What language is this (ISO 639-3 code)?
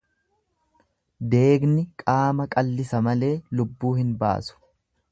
orm